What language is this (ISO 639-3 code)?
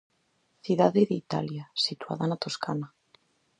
glg